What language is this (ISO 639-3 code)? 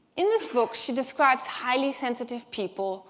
eng